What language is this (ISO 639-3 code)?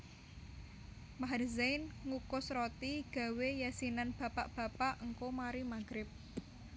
jav